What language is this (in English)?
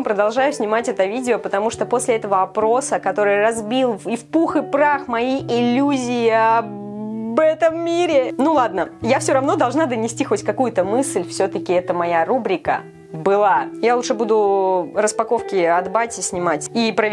Russian